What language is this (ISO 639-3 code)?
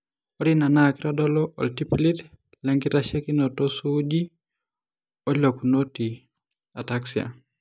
mas